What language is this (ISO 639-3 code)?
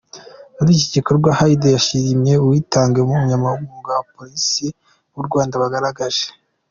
kin